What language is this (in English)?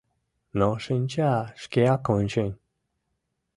Mari